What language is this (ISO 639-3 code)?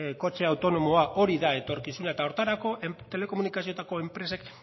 eus